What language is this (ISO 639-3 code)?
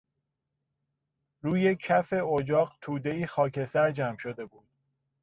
fas